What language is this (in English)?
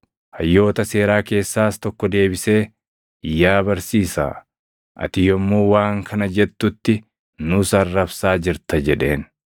Oromo